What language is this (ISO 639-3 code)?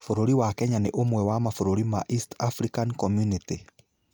kik